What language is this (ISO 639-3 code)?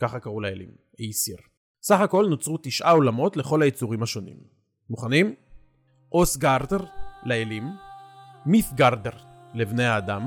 heb